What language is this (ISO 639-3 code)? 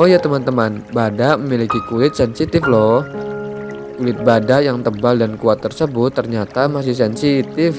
ind